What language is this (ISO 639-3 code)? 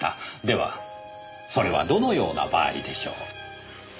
jpn